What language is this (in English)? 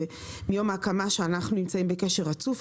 Hebrew